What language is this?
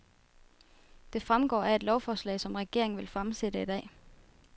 Danish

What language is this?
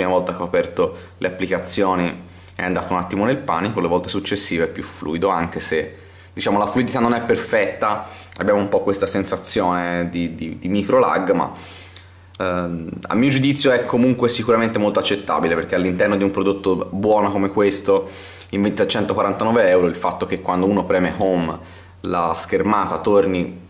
Italian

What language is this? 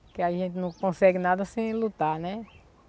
Portuguese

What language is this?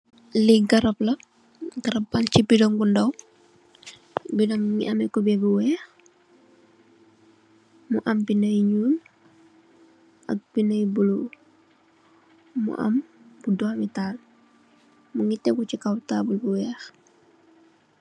Wolof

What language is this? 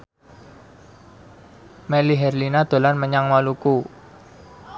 Javanese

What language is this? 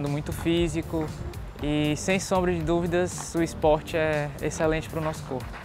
Portuguese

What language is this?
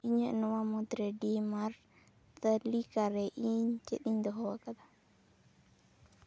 Santali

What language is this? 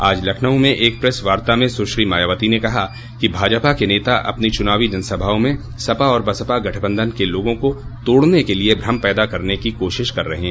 Hindi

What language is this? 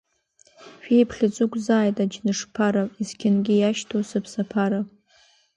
Abkhazian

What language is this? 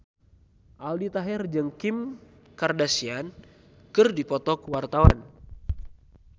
Sundanese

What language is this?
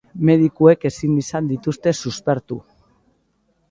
Basque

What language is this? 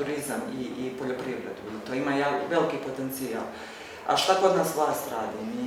Croatian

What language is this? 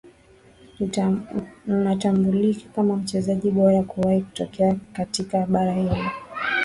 Swahili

